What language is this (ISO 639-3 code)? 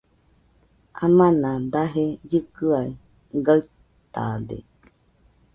hux